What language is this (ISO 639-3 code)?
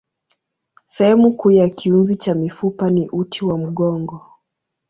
swa